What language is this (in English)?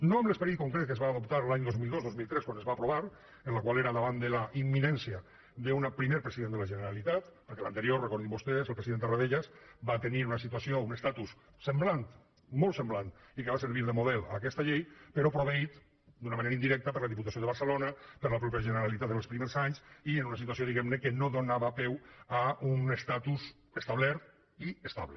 Catalan